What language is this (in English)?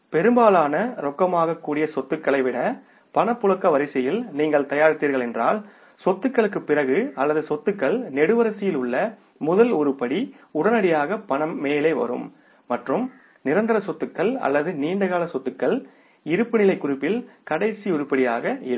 Tamil